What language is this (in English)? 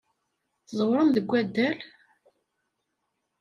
Kabyle